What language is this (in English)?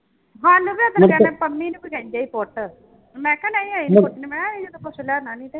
Punjabi